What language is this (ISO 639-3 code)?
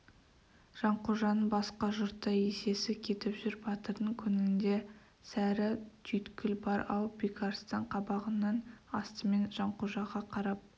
kaz